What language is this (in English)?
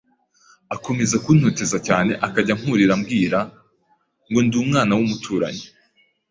Kinyarwanda